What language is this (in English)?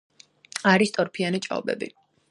Georgian